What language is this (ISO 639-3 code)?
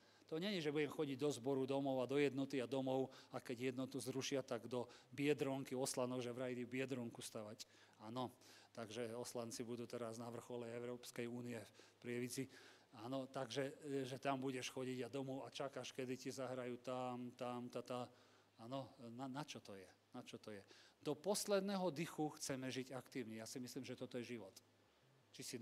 slk